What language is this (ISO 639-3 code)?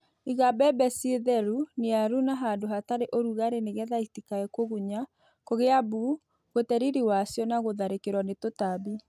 kik